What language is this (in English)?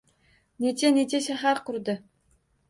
Uzbek